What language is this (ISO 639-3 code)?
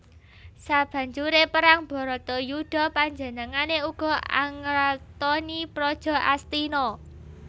jav